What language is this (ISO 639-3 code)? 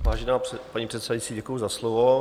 ces